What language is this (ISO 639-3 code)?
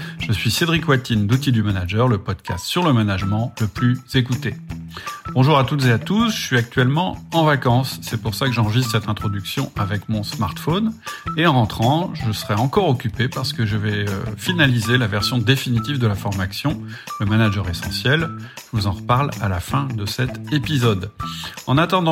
fra